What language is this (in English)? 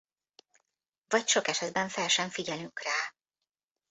Hungarian